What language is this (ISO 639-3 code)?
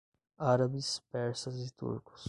por